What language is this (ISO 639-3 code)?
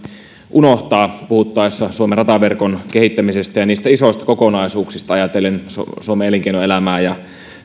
fin